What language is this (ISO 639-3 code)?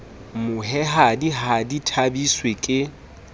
sot